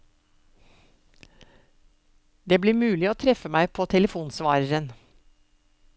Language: Norwegian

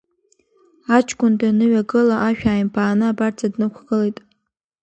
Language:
Abkhazian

